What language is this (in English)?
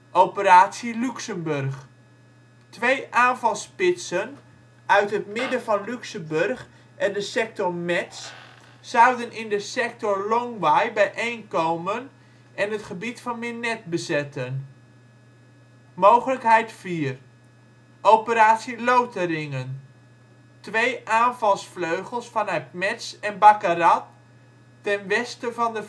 Dutch